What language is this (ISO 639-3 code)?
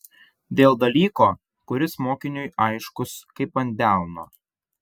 lit